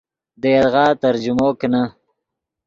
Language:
Yidgha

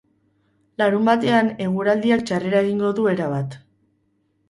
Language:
Basque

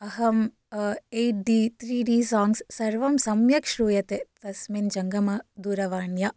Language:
Sanskrit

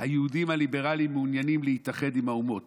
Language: Hebrew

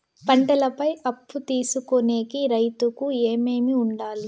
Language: Telugu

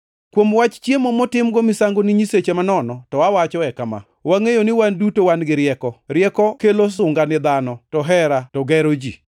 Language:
Luo (Kenya and Tanzania)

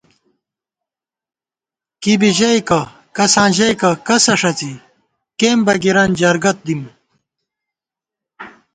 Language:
Gawar-Bati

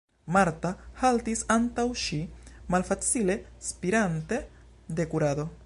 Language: Esperanto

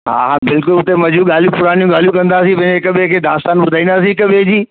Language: Sindhi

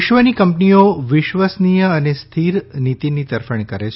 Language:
Gujarati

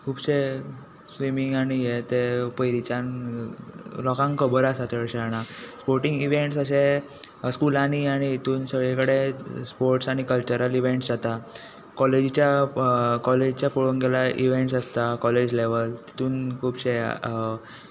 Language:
Konkani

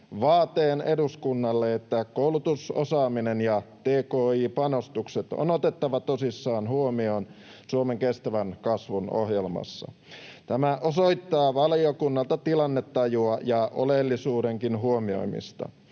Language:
Finnish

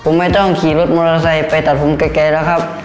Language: Thai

